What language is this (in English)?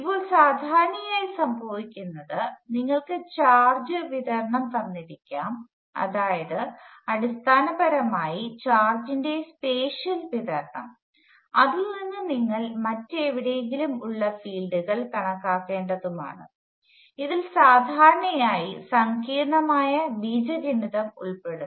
Malayalam